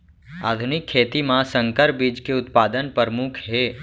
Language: Chhattisgarhi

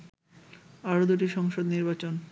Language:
Bangla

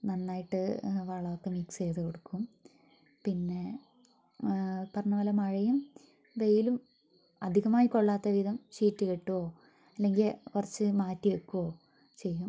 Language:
Malayalam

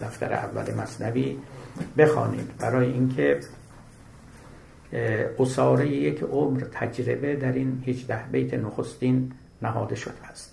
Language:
Persian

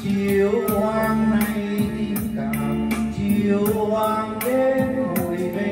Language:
Vietnamese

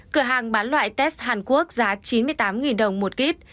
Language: Vietnamese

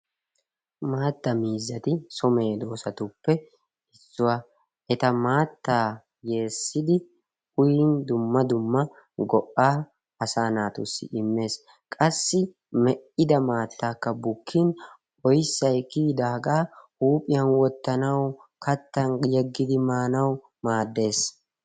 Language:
Wolaytta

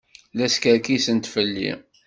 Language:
Kabyle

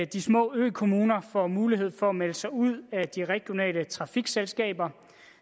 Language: Danish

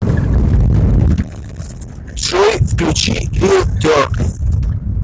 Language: Russian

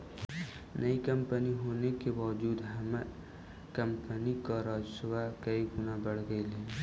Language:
Magahi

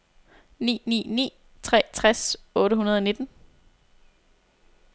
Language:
Danish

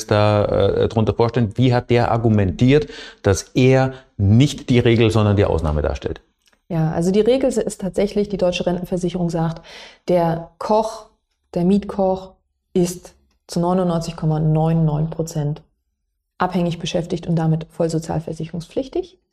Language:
German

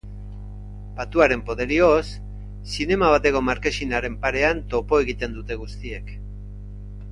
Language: Basque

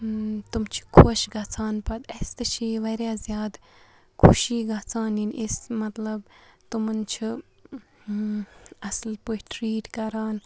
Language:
Kashmiri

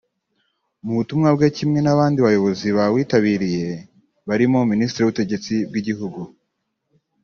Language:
Kinyarwanda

